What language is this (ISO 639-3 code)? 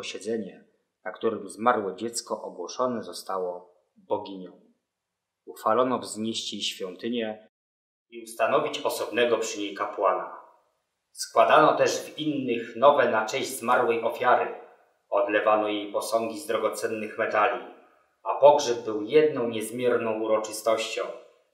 pol